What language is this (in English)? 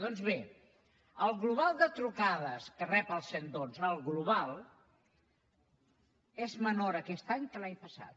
Catalan